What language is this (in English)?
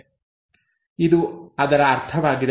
Kannada